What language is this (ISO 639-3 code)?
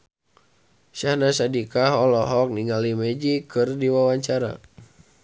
sun